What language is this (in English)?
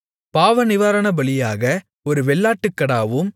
Tamil